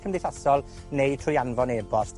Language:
Welsh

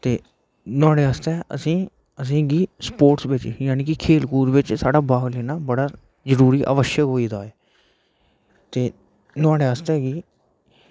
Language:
Dogri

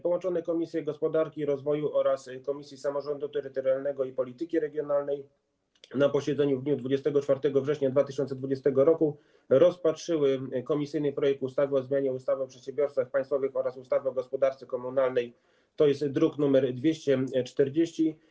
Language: Polish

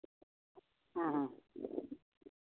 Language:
Santali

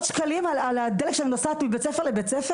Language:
Hebrew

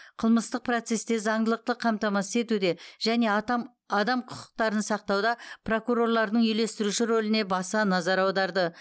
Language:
Kazakh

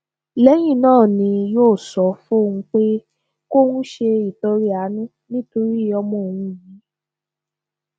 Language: Yoruba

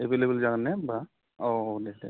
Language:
Bodo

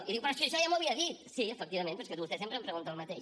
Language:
Catalan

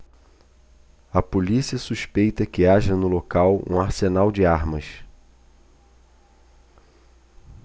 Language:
Portuguese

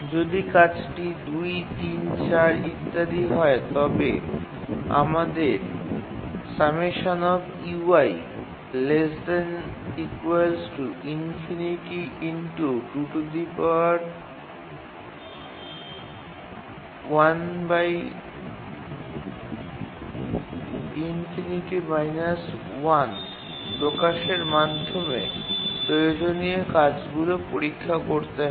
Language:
Bangla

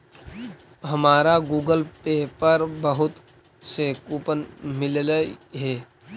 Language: Magahi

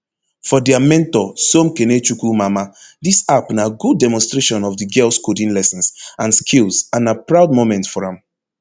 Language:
Nigerian Pidgin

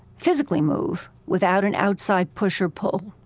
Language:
English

